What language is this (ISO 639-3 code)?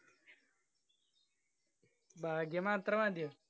mal